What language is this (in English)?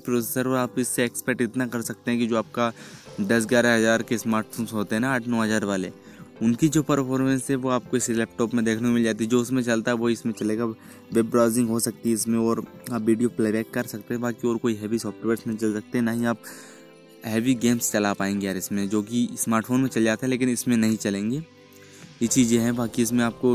Hindi